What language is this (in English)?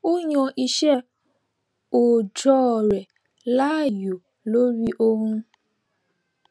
Yoruba